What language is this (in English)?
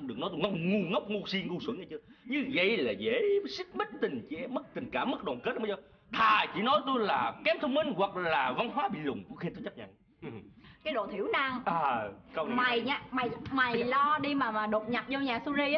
Vietnamese